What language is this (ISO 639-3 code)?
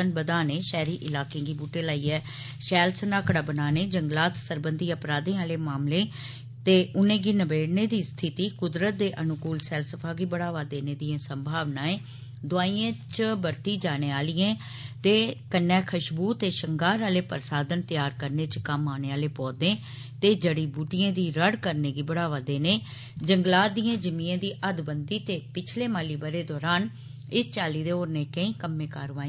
doi